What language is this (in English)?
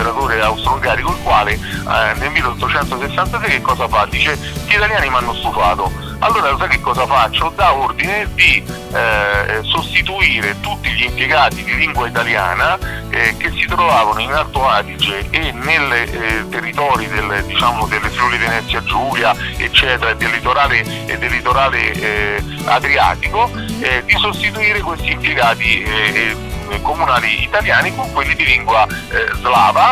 Italian